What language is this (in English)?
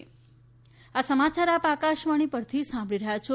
Gujarati